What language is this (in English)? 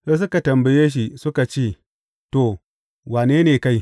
Hausa